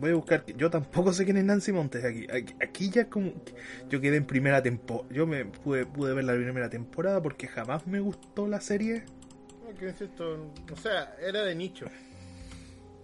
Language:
Spanish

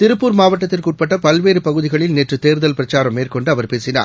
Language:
Tamil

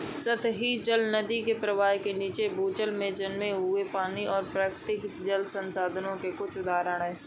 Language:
Hindi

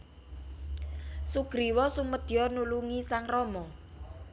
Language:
Javanese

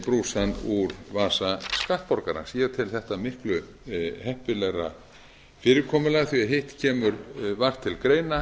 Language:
Icelandic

